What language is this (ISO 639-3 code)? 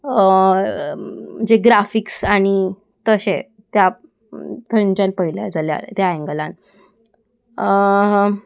kok